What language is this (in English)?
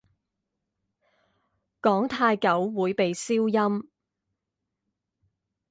Chinese